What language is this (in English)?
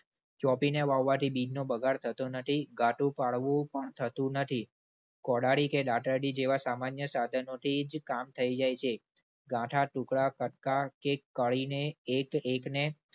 Gujarati